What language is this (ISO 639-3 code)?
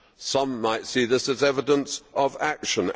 eng